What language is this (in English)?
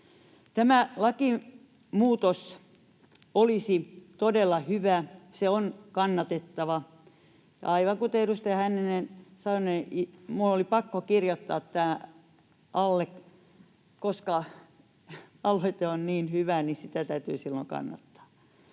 Finnish